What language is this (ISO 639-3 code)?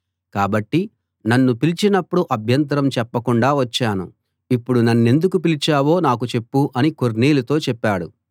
tel